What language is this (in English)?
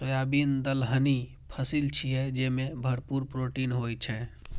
Maithili